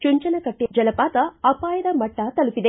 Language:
Kannada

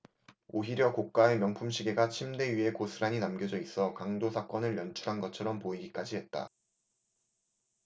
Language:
Korean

